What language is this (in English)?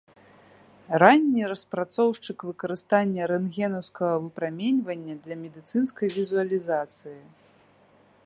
Belarusian